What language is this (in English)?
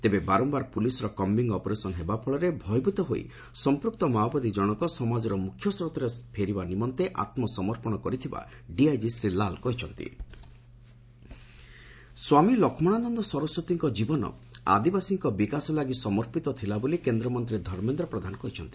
Odia